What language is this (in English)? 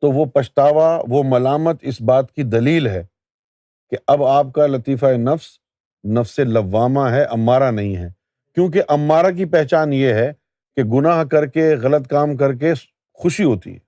Urdu